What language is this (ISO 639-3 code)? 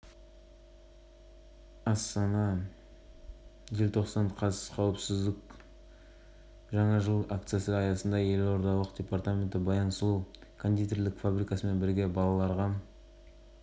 kaz